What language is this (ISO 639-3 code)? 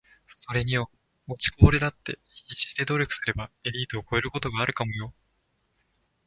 jpn